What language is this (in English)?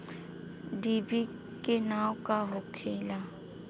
Bhojpuri